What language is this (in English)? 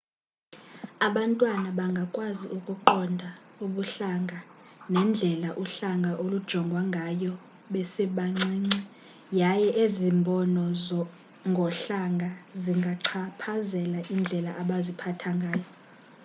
Xhosa